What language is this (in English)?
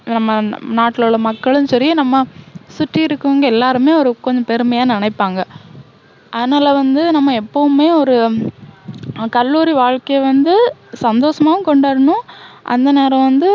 Tamil